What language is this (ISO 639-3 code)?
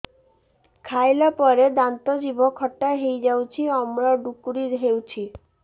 ori